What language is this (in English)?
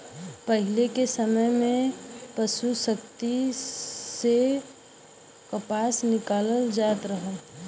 Bhojpuri